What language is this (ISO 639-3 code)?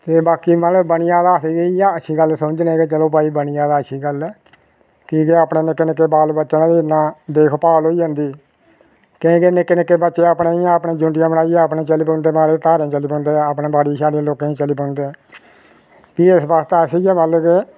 doi